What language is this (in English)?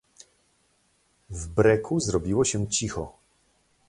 Polish